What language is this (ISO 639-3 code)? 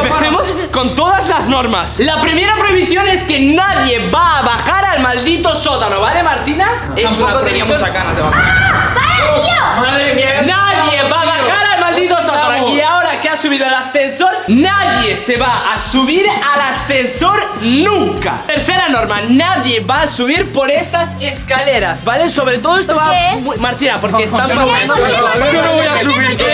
spa